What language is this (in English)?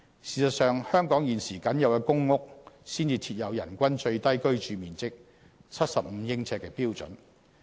Cantonese